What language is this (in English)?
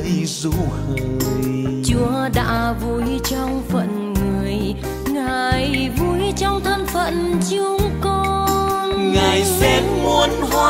Vietnamese